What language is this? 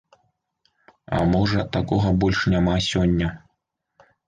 Belarusian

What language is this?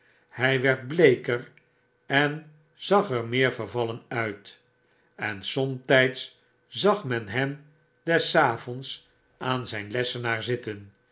Dutch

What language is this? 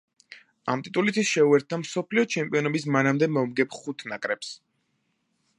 Georgian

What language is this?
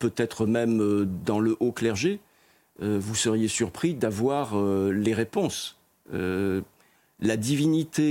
French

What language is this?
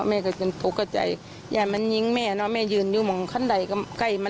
Thai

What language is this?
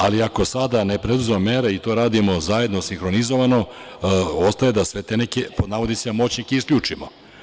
Serbian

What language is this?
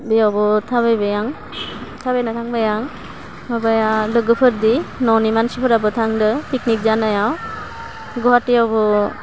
Bodo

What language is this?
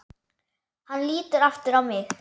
Icelandic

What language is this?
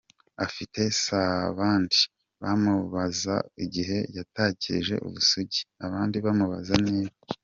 Kinyarwanda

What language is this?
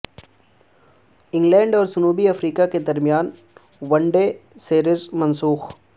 Urdu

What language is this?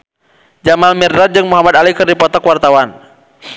Sundanese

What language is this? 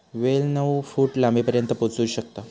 Marathi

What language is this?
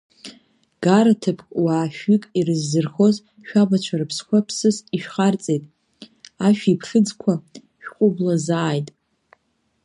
Abkhazian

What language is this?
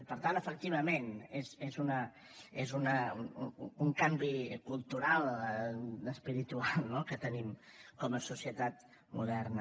Catalan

